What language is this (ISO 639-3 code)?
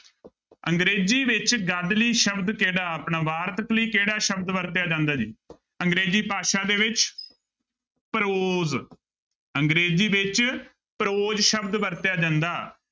pan